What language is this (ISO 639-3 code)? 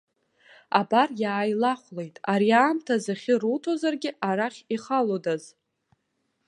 abk